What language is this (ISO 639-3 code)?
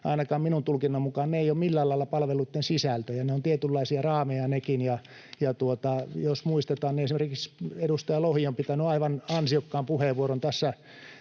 fin